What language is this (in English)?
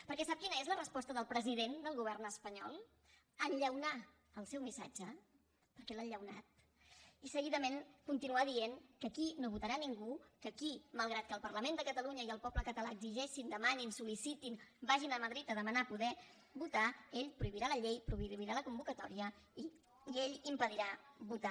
Catalan